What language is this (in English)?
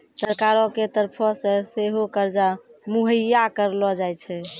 Maithili